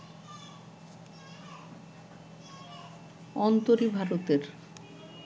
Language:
Bangla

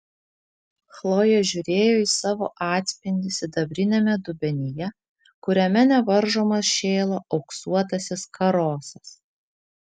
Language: Lithuanian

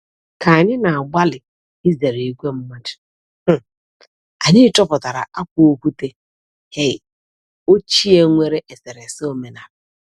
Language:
Igbo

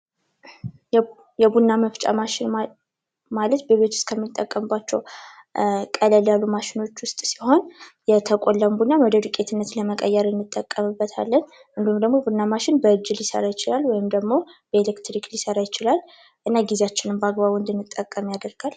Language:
Amharic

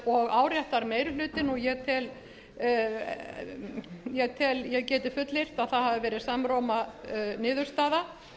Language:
Icelandic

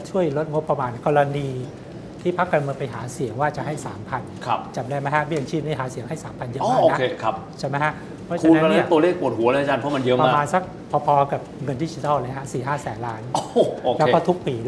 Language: Thai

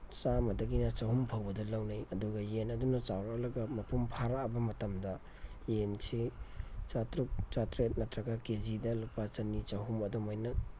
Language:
Manipuri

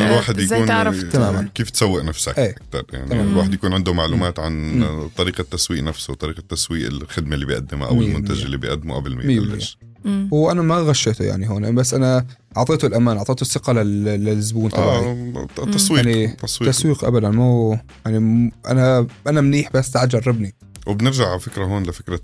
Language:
Arabic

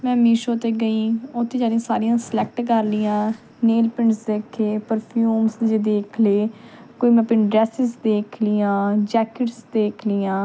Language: Punjabi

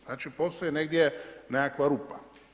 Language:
Croatian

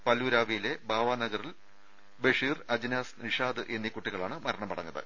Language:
Malayalam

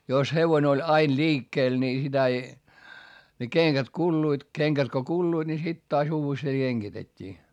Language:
Finnish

